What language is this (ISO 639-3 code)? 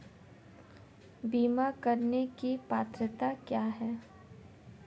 hin